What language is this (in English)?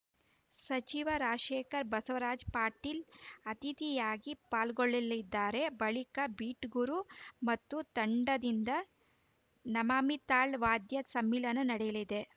Kannada